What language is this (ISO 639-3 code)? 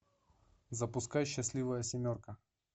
rus